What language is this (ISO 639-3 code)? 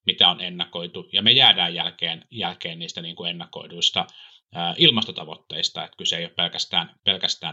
fin